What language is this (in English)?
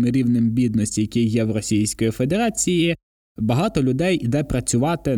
Ukrainian